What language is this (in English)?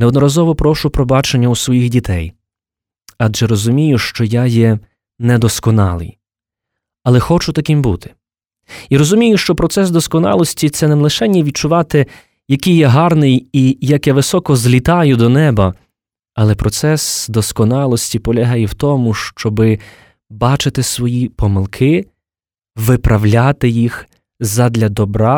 Ukrainian